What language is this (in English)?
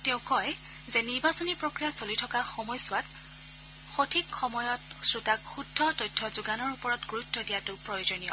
Assamese